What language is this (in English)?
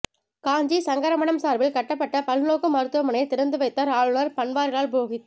Tamil